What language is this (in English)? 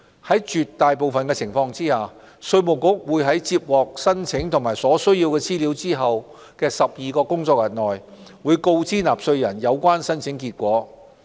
Cantonese